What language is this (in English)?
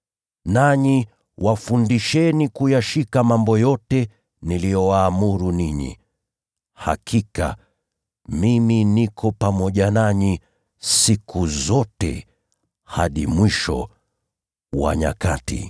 Swahili